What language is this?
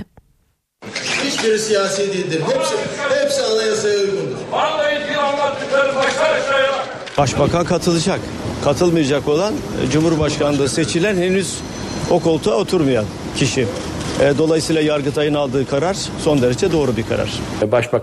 Turkish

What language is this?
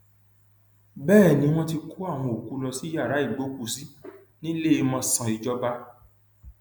Yoruba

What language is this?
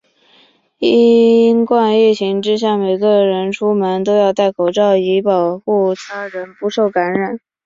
Chinese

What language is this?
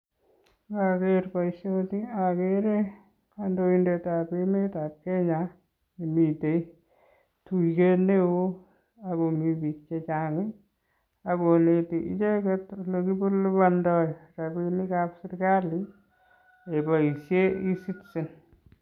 Kalenjin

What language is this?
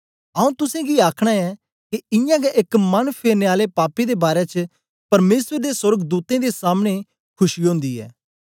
Dogri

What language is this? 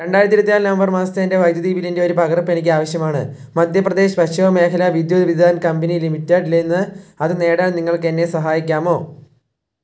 Malayalam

